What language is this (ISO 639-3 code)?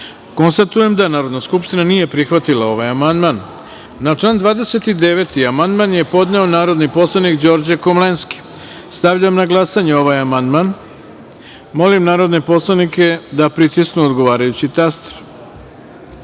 srp